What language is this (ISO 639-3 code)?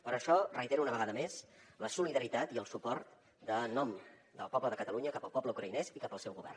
cat